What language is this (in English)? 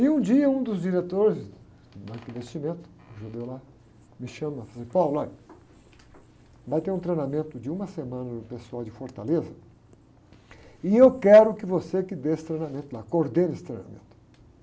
Portuguese